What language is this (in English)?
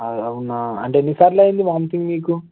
Telugu